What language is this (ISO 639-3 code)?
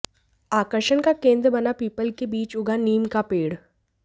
hin